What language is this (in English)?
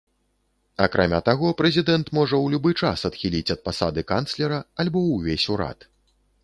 Belarusian